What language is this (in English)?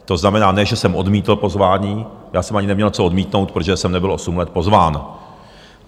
Czech